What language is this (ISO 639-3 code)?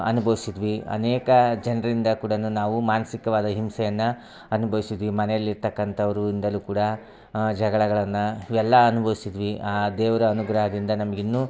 kan